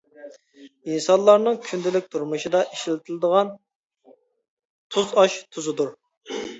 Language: Uyghur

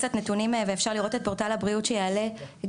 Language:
Hebrew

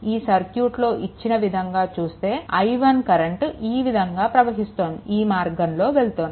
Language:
Telugu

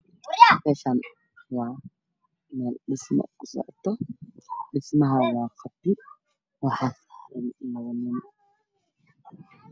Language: Somali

